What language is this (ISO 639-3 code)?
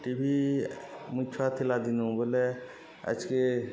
ori